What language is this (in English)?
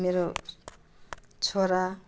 Nepali